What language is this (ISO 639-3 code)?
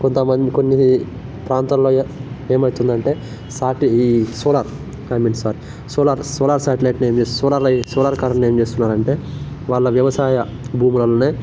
tel